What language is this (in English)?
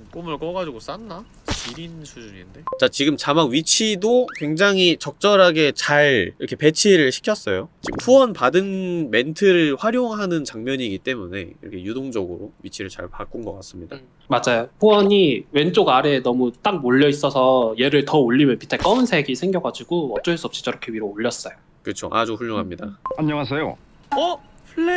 Korean